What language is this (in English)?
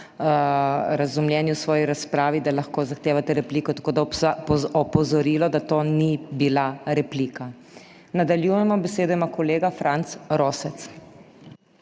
Slovenian